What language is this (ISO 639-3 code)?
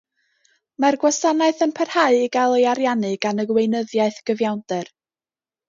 cym